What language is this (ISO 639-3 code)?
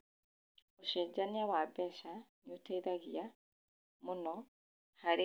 kik